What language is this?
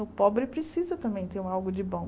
Portuguese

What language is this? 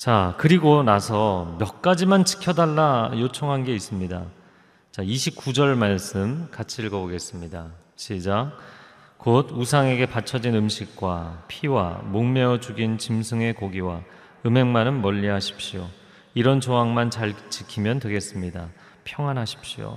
Korean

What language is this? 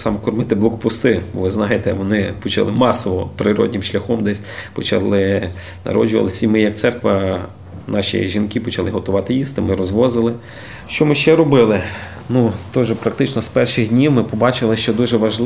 Ukrainian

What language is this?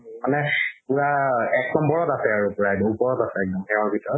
Assamese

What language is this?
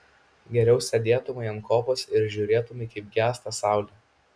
Lithuanian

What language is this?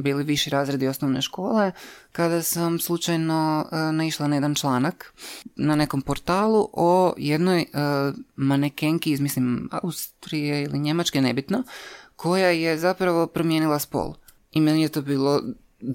Croatian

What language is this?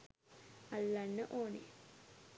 Sinhala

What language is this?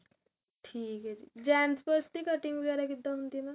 Punjabi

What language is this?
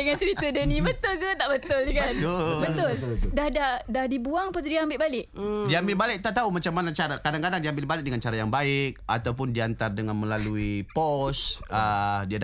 Malay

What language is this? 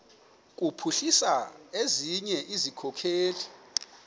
Xhosa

